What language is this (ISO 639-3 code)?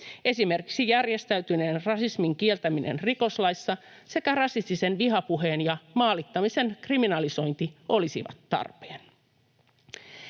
fin